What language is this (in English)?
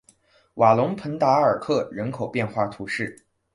Chinese